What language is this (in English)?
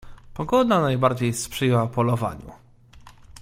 Polish